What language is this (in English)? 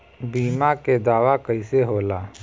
Bhojpuri